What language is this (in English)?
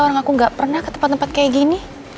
Indonesian